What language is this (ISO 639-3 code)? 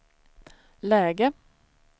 swe